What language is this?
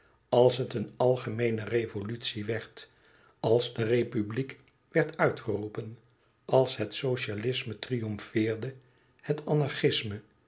Dutch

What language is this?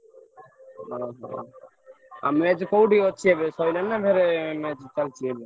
Odia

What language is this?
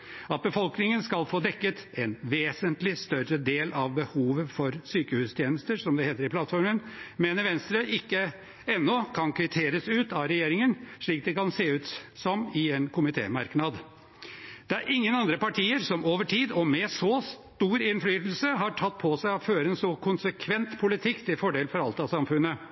Norwegian Bokmål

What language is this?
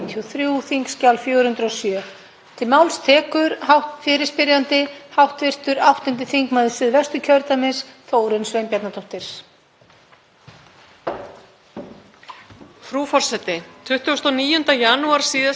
Icelandic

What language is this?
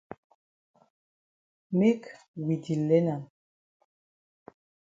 Cameroon Pidgin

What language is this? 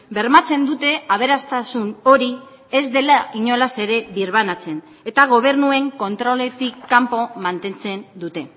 Basque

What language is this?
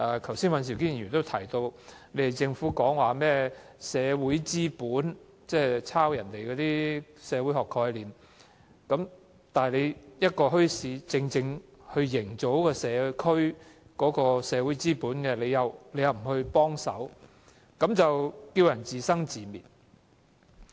Cantonese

